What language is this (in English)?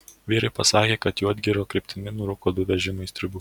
Lithuanian